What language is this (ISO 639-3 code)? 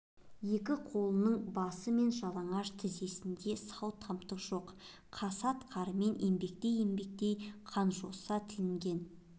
kaz